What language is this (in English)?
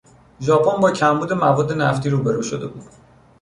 Persian